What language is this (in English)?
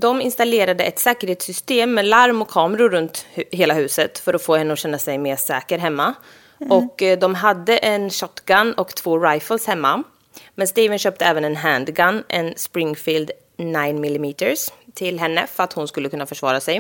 Swedish